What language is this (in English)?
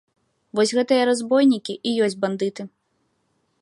Belarusian